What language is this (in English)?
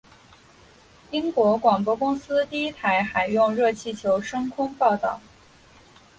Chinese